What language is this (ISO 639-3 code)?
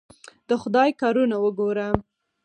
pus